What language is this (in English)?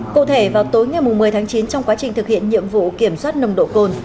Vietnamese